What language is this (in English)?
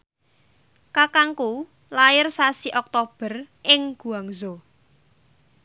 Javanese